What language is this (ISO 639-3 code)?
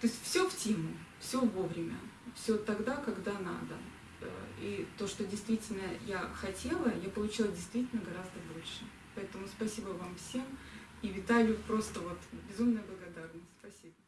rus